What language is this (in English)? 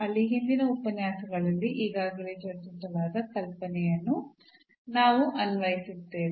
Kannada